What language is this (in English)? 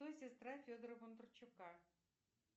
Russian